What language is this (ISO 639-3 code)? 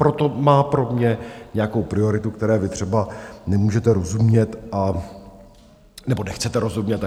ces